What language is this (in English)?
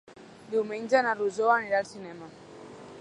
Catalan